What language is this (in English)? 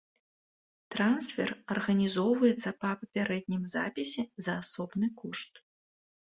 Belarusian